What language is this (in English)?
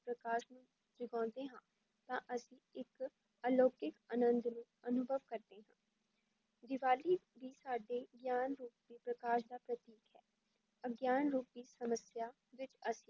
Punjabi